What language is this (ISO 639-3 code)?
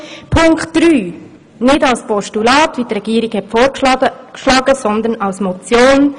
gsw